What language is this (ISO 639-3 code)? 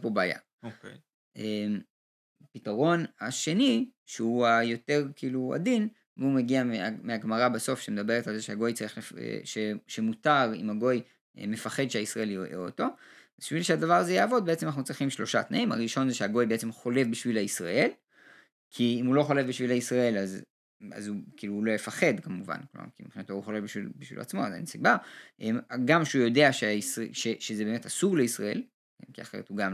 heb